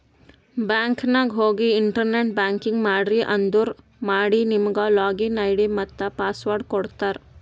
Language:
Kannada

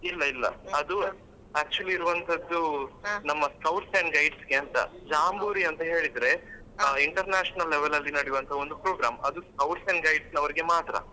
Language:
Kannada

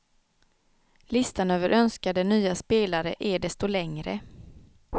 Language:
Swedish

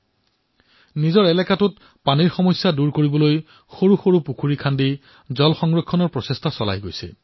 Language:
Assamese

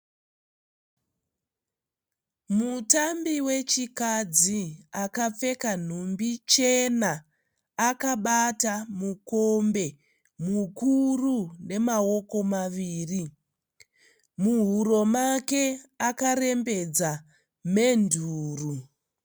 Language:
Shona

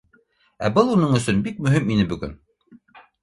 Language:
Bashkir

